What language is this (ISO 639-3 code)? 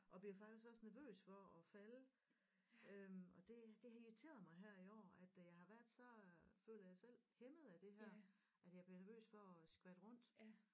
dan